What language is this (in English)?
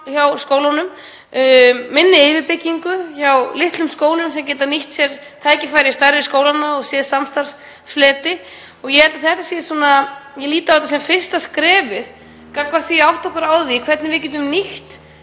Icelandic